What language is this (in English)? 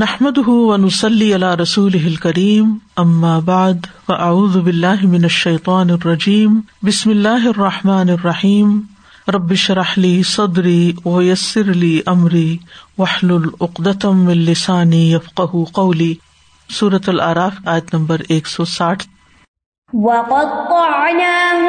Urdu